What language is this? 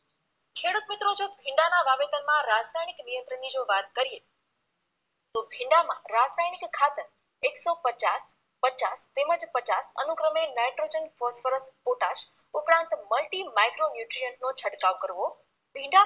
Gujarati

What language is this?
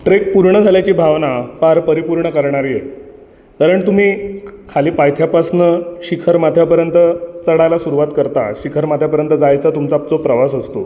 Marathi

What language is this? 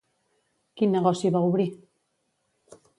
Catalan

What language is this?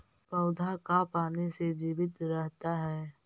Magahi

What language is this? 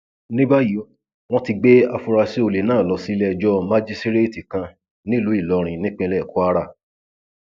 Yoruba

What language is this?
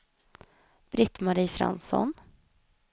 Swedish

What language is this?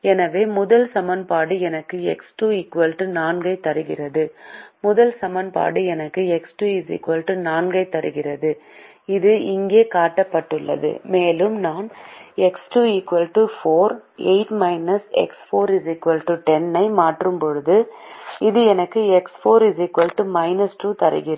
Tamil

